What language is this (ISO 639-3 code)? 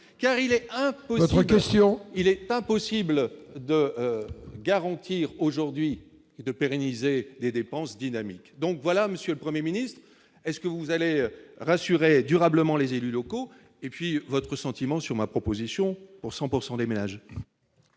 fra